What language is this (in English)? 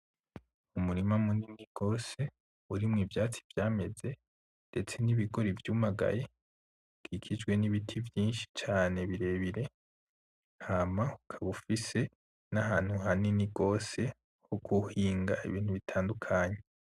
Rundi